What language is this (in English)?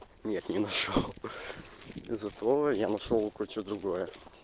Russian